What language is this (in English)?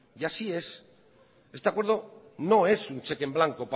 Spanish